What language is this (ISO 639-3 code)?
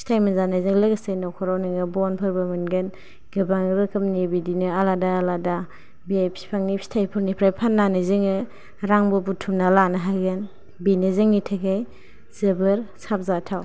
brx